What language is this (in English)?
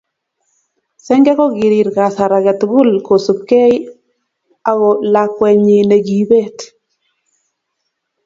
Kalenjin